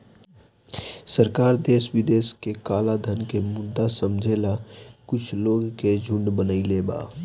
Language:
Bhojpuri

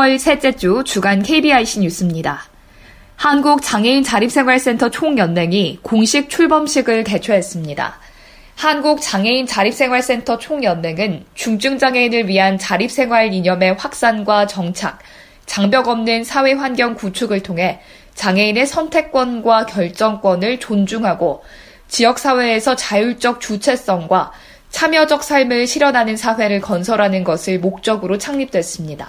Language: Korean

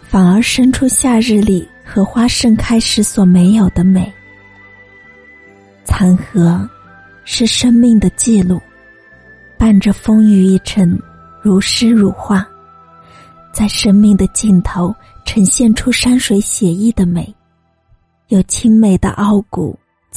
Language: Chinese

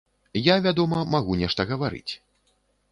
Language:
Belarusian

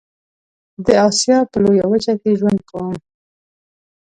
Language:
Pashto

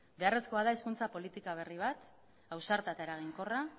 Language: Basque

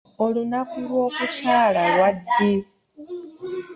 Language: Ganda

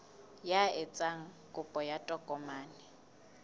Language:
Southern Sotho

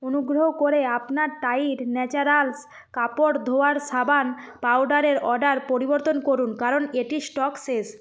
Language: Bangla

